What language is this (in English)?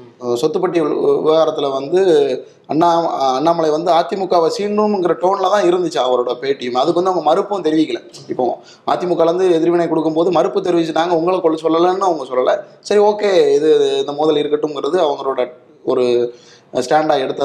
Tamil